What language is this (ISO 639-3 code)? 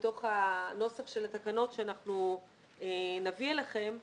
heb